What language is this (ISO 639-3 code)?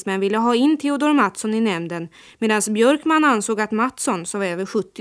swe